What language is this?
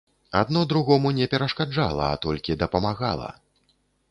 Belarusian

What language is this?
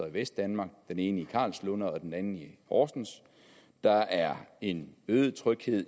Danish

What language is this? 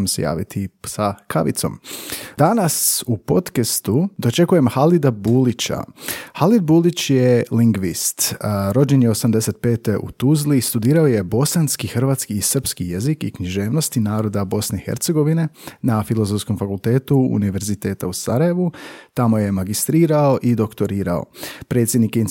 Croatian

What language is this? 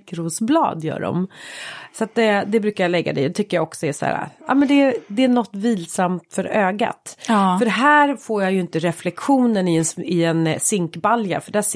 Swedish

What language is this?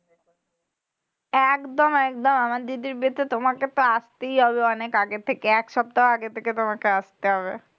Bangla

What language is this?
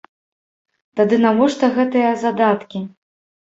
Belarusian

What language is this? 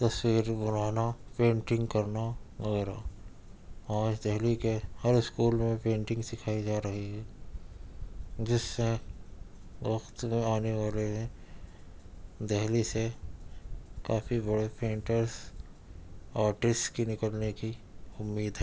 Urdu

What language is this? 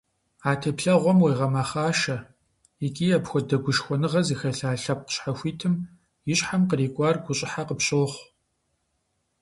Kabardian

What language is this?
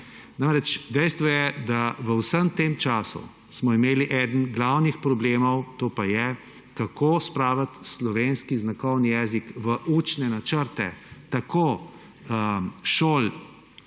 Slovenian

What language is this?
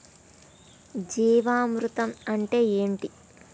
Telugu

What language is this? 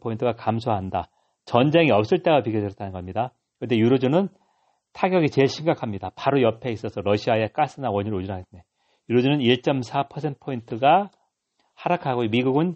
Korean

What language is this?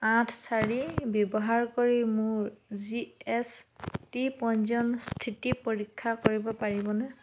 Assamese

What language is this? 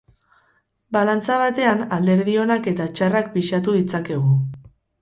Basque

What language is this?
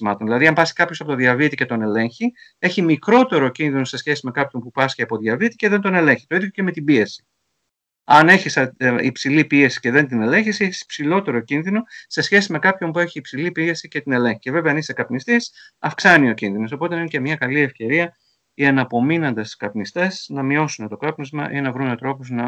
Greek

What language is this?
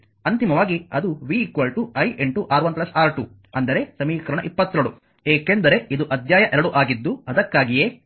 Kannada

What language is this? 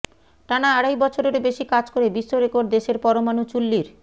Bangla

